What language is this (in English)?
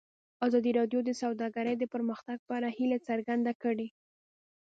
Pashto